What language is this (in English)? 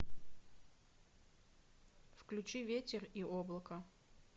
Russian